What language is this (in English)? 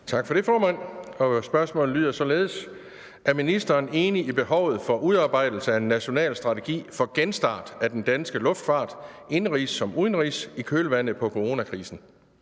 Danish